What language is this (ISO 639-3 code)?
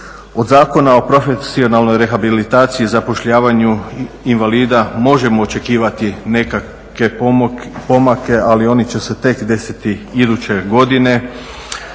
hrv